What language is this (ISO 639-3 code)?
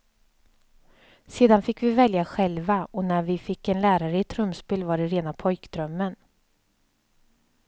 swe